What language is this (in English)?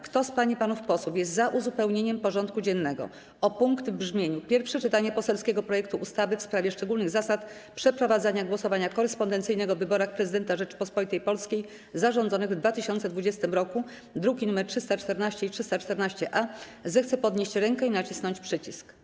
Polish